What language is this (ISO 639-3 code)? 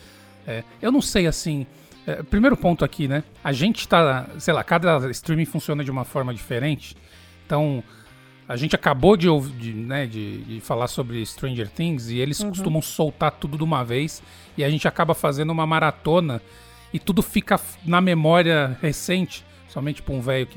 por